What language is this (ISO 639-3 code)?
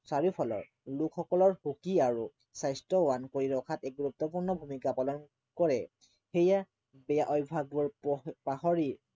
asm